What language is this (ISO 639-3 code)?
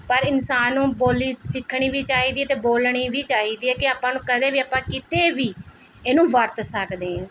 pan